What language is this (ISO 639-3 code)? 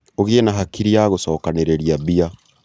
kik